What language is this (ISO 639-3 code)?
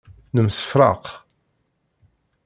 kab